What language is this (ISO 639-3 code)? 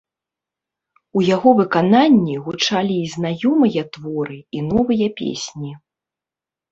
bel